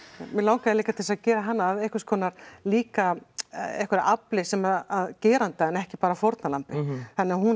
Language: Icelandic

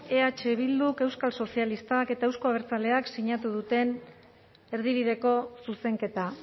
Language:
Basque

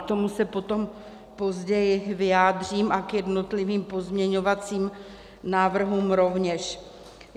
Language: Czech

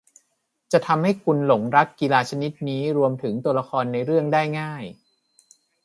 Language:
Thai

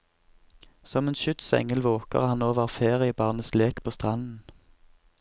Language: Norwegian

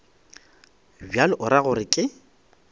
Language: Northern Sotho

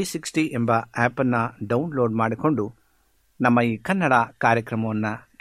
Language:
Kannada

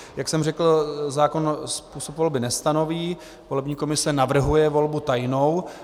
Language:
Czech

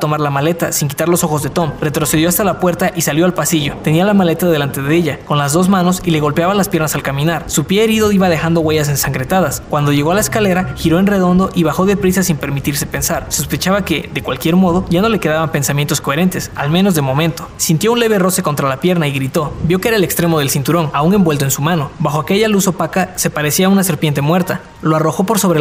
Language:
Spanish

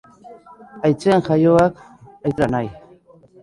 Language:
Basque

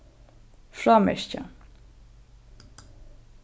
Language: Faroese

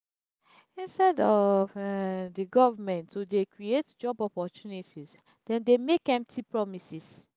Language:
Nigerian Pidgin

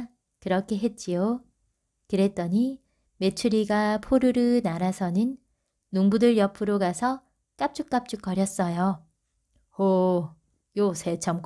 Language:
Korean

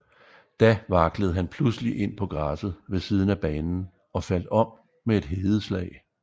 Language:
Danish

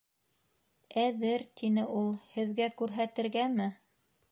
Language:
Bashkir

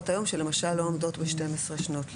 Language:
Hebrew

